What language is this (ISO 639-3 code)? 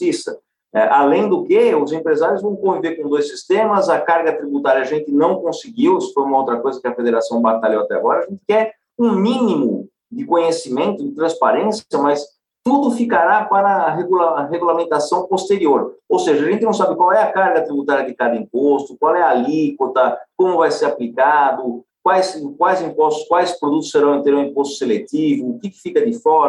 por